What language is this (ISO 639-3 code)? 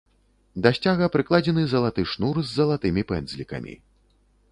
bel